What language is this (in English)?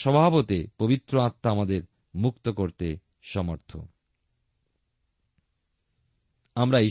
Bangla